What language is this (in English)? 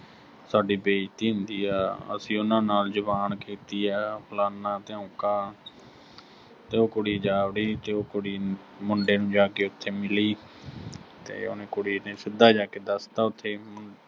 Punjabi